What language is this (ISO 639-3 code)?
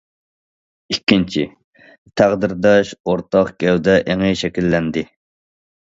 uig